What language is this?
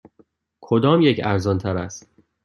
Persian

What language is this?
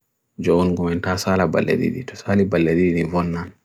Bagirmi Fulfulde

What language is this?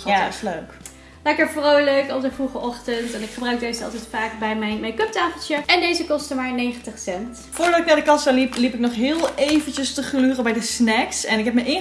Dutch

